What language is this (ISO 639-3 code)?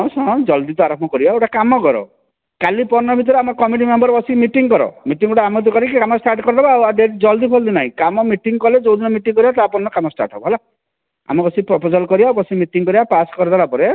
ori